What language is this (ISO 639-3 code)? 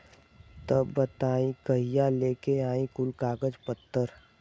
bho